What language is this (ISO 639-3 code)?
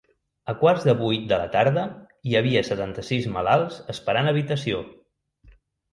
cat